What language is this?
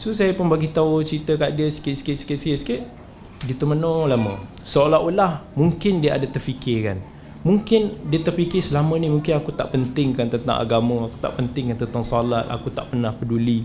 Malay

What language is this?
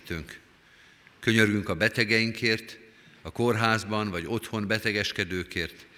Hungarian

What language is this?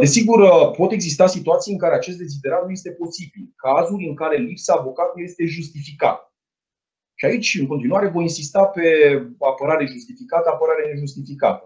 Romanian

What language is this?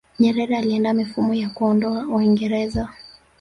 Swahili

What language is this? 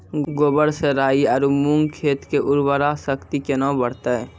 Maithili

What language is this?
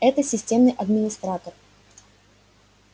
Russian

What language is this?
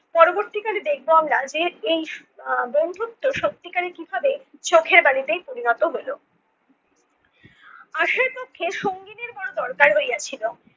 Bangla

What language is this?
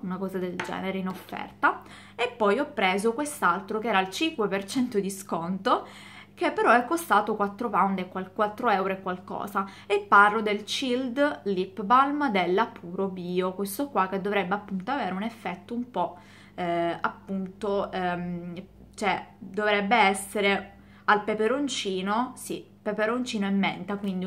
Italian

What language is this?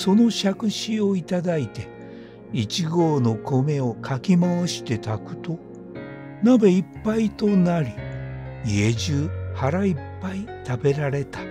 Japanese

